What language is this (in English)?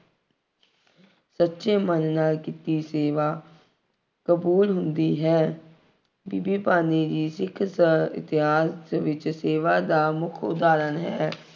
Punjabi